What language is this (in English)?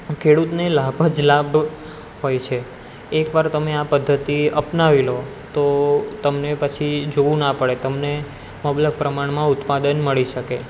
Gujarati